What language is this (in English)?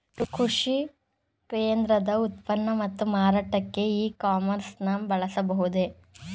Kannada